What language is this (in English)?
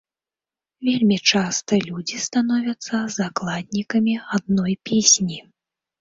Belarusian